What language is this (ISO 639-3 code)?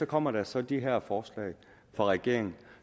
dan